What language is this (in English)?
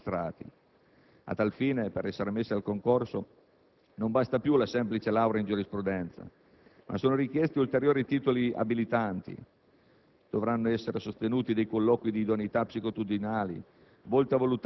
Italian